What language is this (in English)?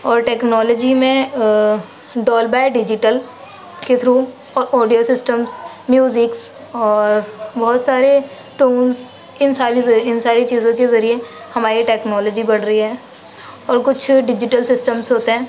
Urdu